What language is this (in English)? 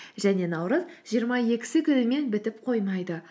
Kazakh